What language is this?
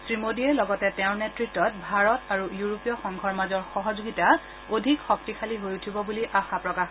Assamese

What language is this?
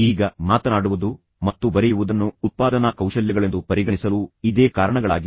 Kannada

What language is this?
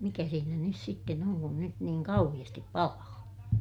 Finnish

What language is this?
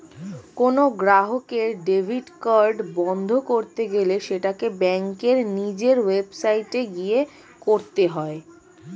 Bangla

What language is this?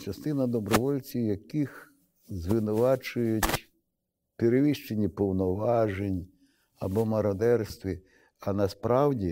Ukrainian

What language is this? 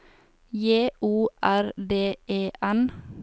Norwegian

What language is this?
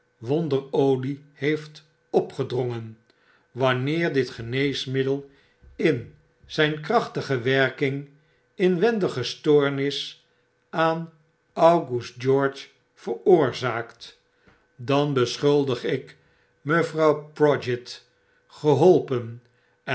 Dutch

